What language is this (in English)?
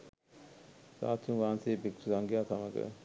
Sinhala